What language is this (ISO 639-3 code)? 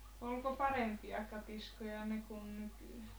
fin